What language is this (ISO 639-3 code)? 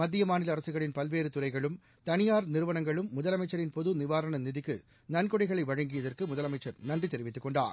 tam